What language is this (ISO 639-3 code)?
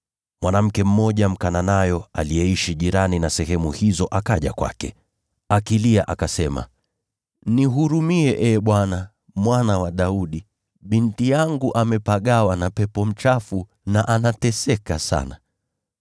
swa